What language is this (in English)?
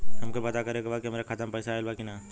Bhojpuri